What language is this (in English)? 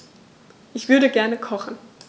German